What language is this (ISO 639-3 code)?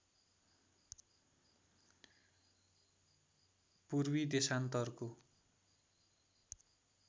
nep